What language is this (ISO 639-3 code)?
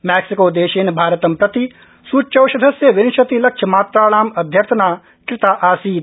san